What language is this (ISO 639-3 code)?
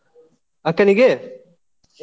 kan